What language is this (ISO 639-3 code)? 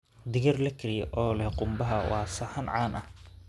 som